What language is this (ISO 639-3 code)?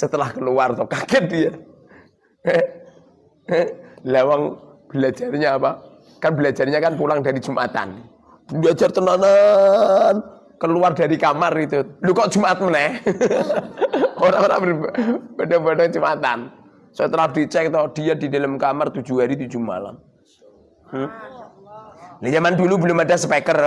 ind